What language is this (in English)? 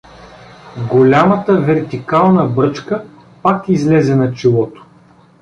Bulgarian